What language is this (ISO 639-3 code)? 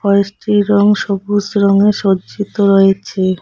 ben